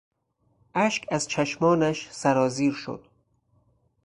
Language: Persian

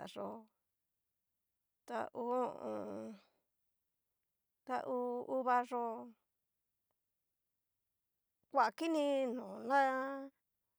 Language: Cacaloxtepec Mixtec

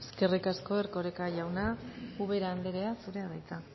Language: Basque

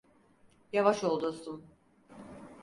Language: Turkish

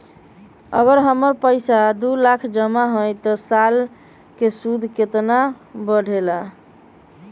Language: Magahi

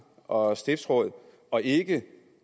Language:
Danish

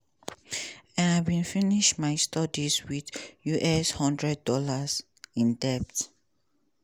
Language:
Nigerian Pidgin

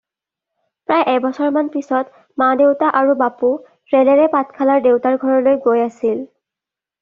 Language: Assamese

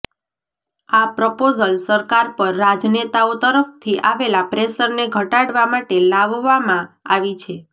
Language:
Gujarati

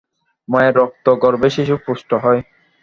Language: Bangla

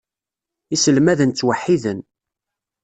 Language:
Kabyle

